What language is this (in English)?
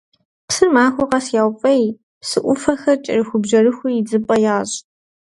Kabardian